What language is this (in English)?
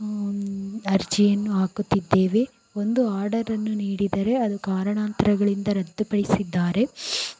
Kannada